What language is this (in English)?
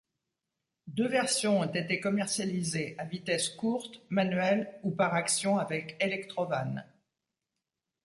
French